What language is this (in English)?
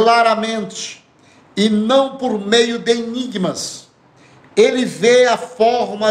Portuguese